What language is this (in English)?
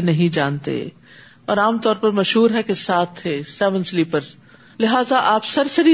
Urdu